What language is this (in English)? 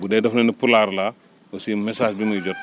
Wolof